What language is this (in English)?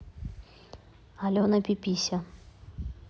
Russian